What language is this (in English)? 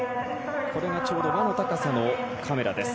Japanese